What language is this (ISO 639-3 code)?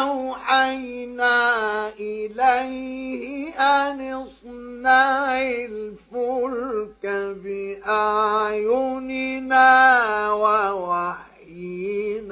ara